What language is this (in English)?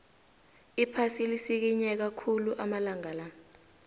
South Ndebele